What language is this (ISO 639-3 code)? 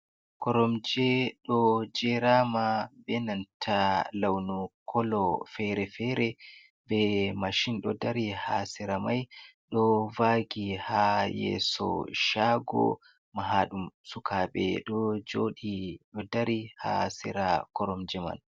ful